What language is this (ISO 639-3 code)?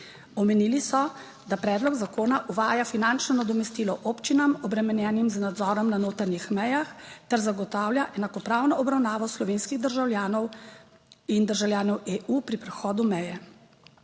slv